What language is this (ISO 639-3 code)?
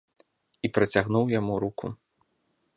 bel